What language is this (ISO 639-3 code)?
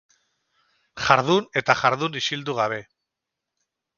eus